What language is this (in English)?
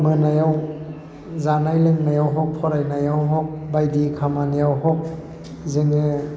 Bodo